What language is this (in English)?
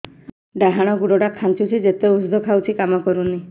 Odia